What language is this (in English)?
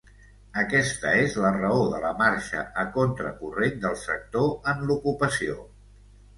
Catalan